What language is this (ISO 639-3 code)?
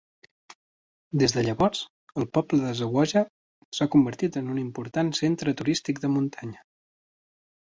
cat